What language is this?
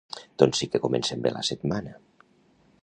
Catalan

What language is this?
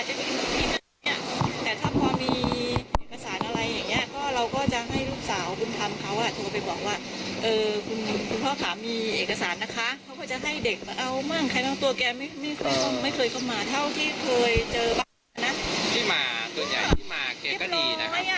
Thai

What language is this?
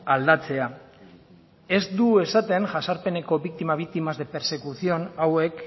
Basque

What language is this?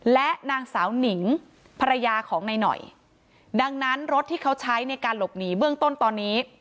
Thai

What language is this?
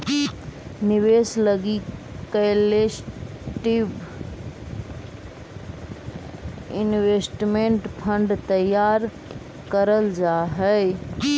Magahi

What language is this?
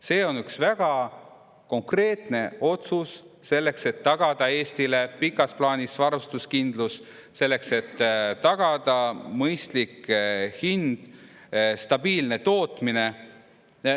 Estonian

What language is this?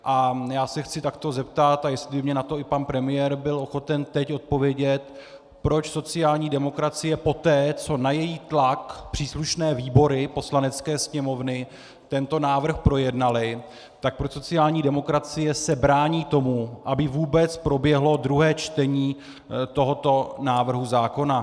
Czech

